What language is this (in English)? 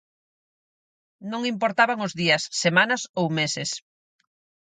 Galician